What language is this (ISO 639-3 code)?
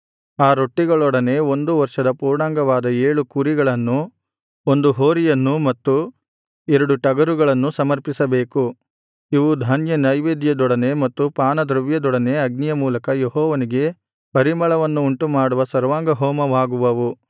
kan